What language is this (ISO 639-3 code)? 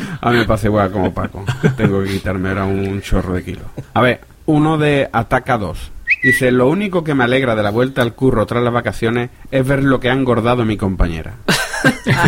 spa